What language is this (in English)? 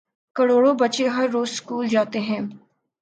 Urdu